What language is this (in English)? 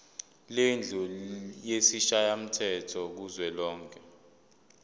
Zulu